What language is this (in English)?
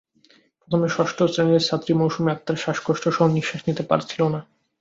Bangla